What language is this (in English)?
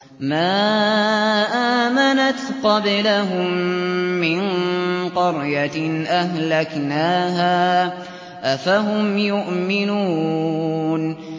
Arabic